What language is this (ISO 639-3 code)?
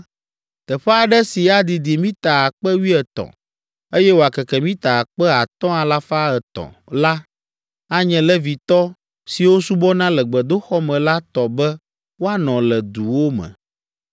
ewe